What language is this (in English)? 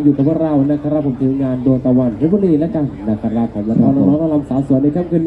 Thai